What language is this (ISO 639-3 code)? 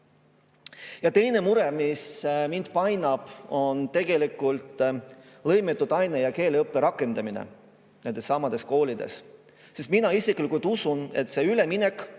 est